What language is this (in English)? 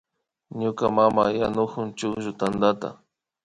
Imbabura Highland Quichua